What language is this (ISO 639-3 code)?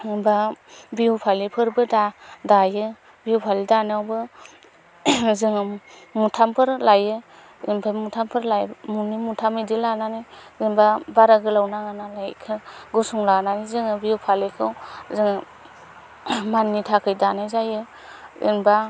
brx